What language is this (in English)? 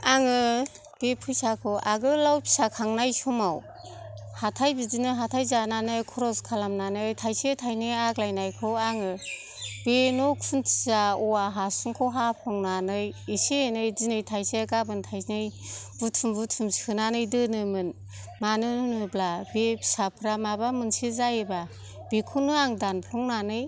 Bodo